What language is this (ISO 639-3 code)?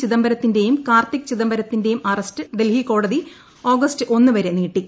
mal